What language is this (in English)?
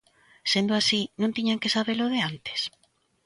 Galician